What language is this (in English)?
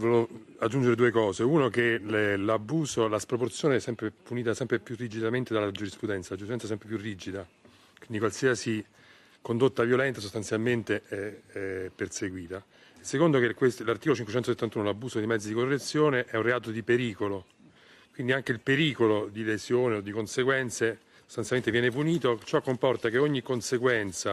Italian